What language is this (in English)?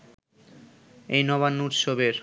Bangla